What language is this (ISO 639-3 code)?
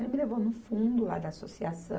por